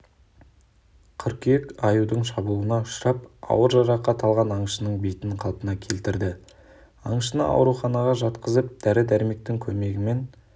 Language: Kazakh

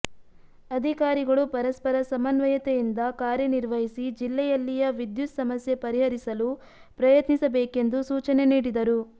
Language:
Kannada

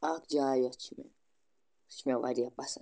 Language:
Kashmiri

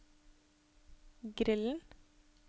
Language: Norwegian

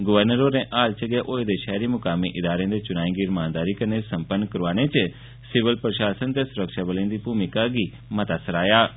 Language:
Dogri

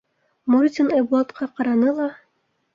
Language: Bashkir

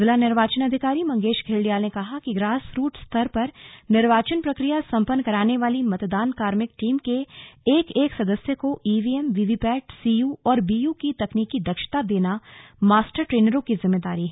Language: Hindi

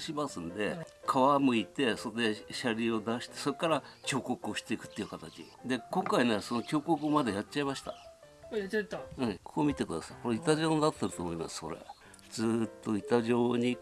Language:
Japanese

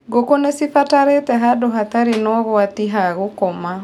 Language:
Kikuyu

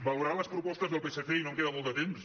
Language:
Catalan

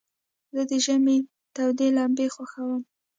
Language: Pashto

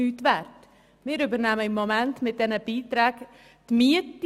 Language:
Swiss German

